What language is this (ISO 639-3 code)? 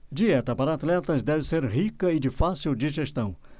por